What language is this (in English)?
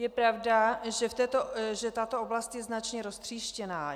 Czech